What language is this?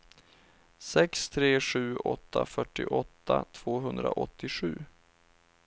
Swedish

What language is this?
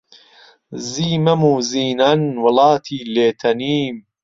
Central Kurdish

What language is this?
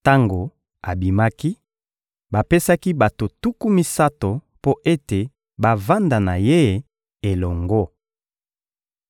Lingala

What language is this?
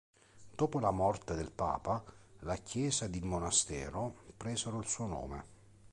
Italian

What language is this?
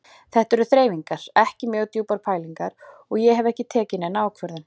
Icelandic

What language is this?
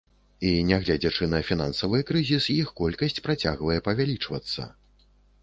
Belarusian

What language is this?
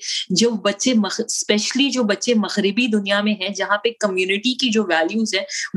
Urdu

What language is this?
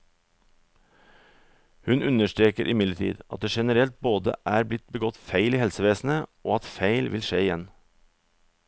Norwegian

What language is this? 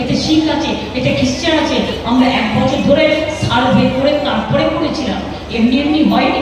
Bangla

